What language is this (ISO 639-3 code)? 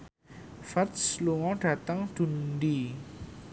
jav